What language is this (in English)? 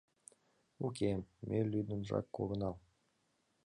Mari